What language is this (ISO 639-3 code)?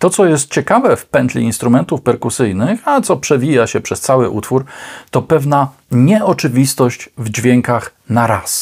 pol